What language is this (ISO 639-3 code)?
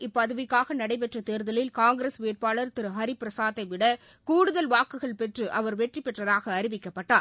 tam